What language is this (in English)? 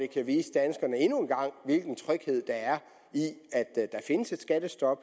Danish